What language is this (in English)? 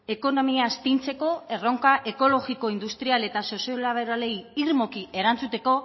Basque